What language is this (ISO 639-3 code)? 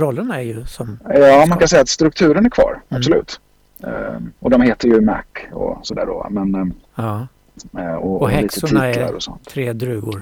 swe